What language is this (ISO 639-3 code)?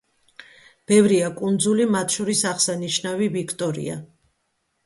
kat